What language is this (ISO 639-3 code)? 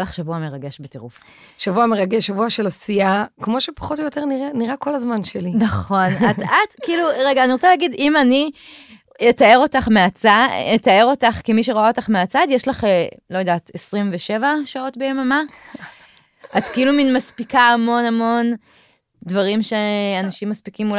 heb